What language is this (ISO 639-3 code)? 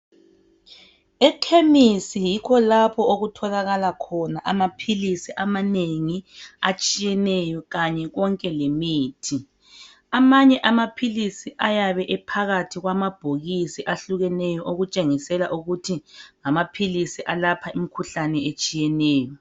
nde